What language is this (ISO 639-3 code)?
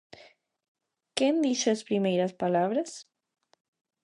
glg